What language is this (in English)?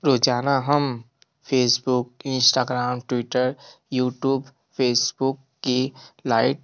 Hindi